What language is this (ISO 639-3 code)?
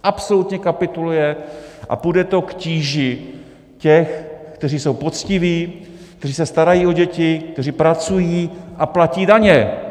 ces